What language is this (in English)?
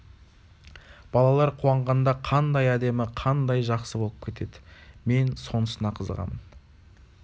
Kazakh